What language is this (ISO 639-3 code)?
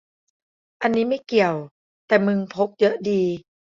tha